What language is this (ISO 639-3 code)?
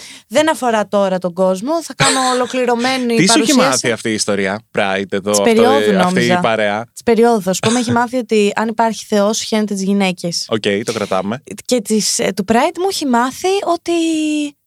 ell